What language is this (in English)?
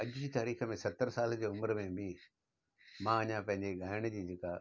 Sindhi